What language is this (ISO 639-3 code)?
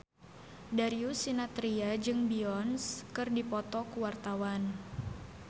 sun